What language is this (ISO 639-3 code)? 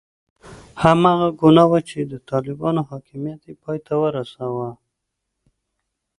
pus